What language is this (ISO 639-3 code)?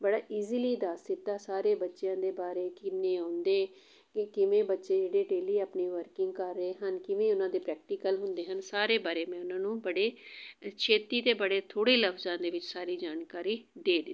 pan